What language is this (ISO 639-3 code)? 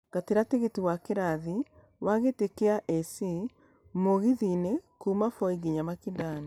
kik